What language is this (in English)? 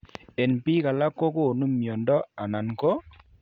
Kalenjin